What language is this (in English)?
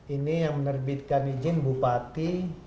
Indonesian